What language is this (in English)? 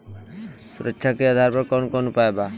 Bhojpuri